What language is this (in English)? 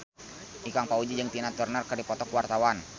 Sundanese